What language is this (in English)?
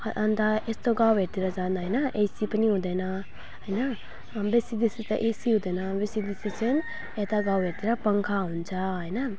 Nepali